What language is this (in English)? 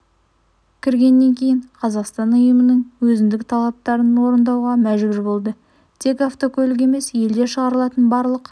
Kazakh